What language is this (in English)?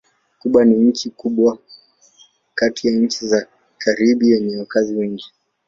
Swahili